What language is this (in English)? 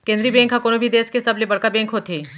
Chhattisgarhi